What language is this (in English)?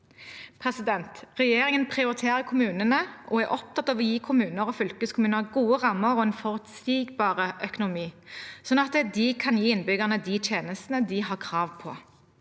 Norwegian